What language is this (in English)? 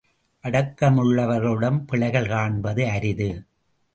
Tamil